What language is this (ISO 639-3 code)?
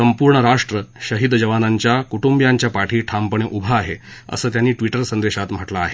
mar